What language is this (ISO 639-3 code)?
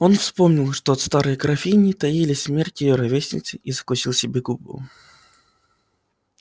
rus